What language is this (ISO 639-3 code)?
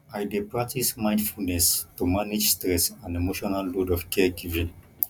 pcm